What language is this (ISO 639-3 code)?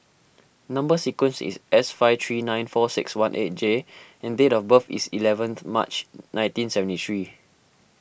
eng